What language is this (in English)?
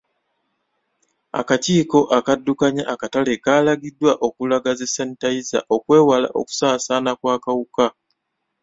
Ganda